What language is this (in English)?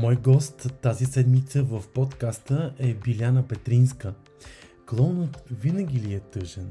Bulgarian